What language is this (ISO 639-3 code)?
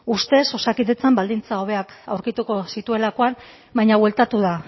eus